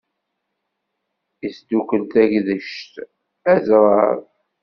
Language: Kabyle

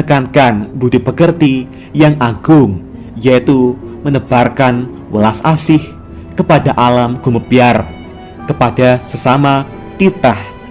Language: Indonesian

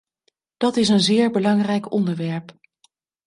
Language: Dutch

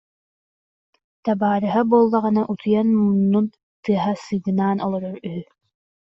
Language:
Yakut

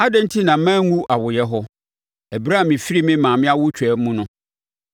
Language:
Akan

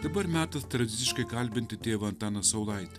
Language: Lithuanian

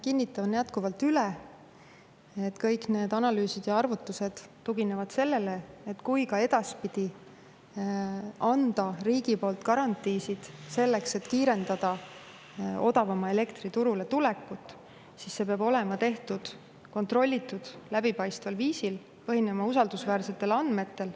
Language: Estonian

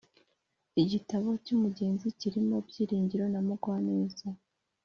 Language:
Kinyarwanda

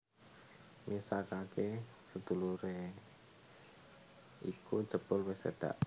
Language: Javanese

